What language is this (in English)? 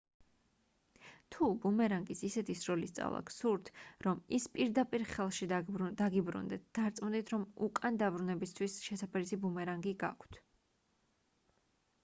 Georgian